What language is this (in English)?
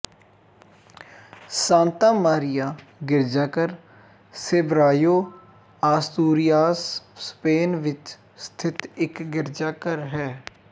Punjabi